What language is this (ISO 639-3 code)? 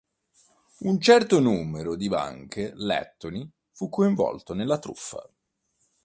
ita